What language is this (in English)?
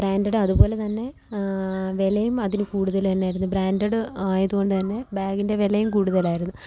Malayalam